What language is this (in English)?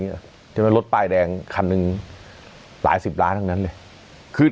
Thai